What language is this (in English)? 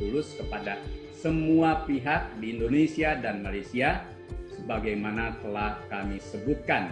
Indonesian